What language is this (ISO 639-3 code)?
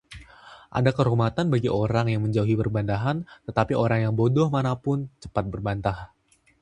ind